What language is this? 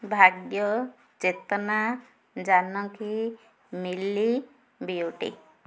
Odia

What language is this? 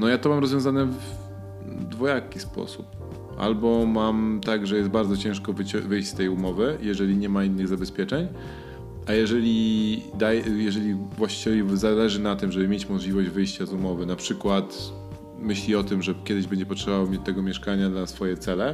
Polish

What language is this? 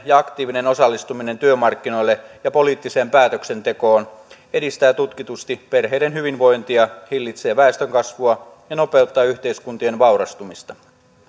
Finnish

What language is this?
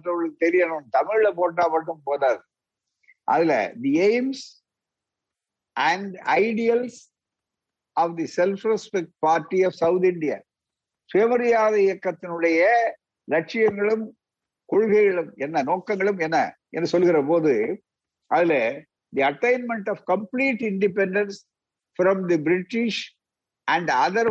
Tamil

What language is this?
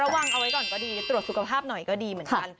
Thai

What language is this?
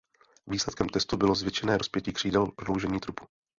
Czech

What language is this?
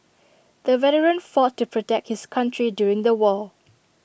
English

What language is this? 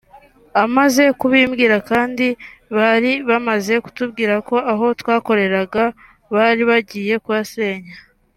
Kinyarwanda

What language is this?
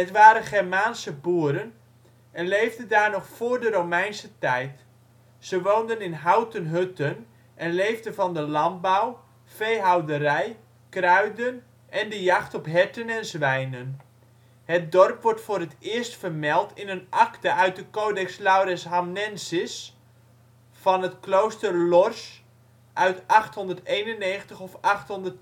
Dutch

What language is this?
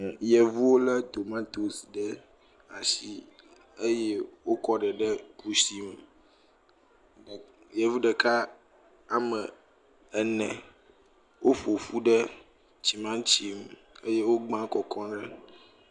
Ewe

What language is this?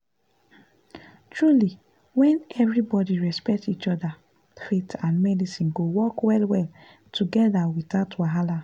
Nigerian Pidgin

